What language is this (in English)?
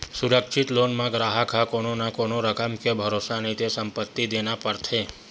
Chhattisgarhi